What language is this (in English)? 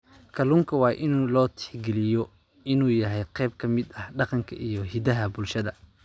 Somali